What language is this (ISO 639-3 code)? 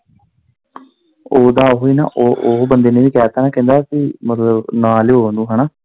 pan